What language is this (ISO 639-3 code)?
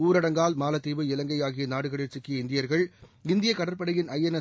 tam